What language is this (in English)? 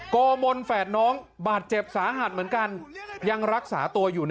Thai